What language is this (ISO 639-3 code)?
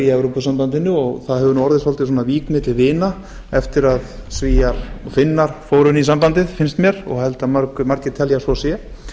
isl